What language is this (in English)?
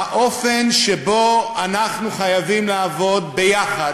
Hebrew